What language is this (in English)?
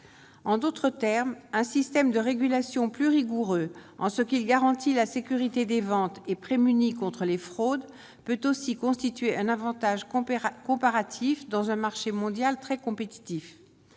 French